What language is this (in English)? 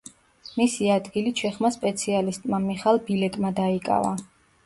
Georgian